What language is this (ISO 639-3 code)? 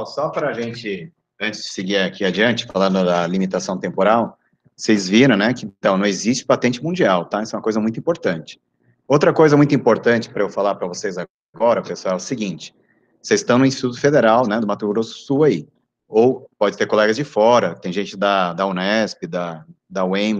por